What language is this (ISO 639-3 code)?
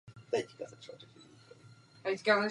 ces